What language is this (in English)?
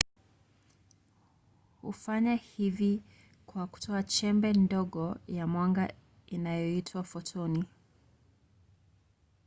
Swahili